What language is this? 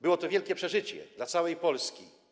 Polish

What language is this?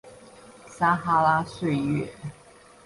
Chinese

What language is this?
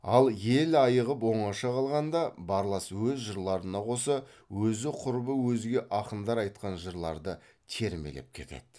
Kazakh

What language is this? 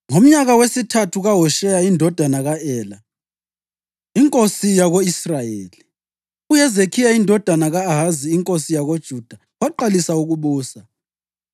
North Ndebele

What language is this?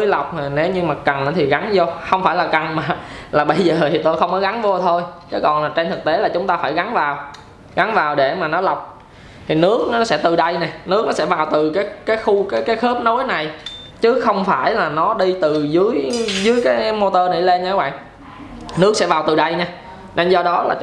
Vietnamese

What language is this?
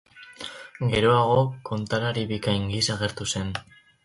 Basque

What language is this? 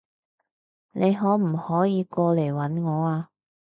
Cantonese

